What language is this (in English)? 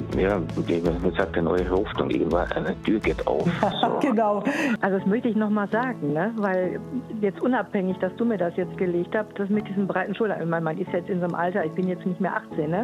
German